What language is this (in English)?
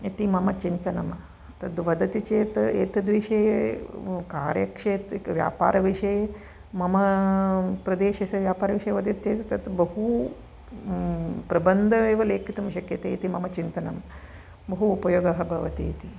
Sanskrit